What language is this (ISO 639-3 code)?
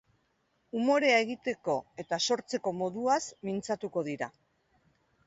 eus